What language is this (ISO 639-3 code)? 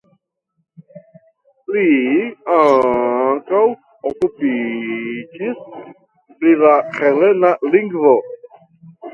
epo